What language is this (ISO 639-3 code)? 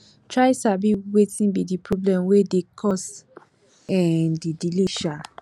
pcm